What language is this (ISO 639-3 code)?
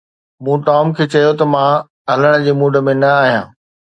snd